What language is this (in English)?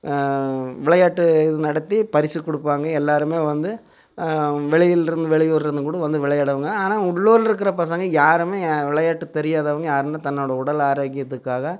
Tamil